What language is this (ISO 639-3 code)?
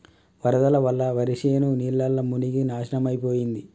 tel